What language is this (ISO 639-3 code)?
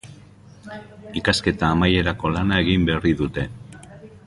eus